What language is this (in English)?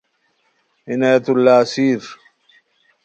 Khowar